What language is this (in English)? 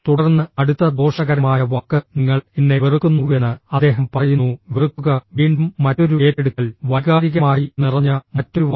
Malayalam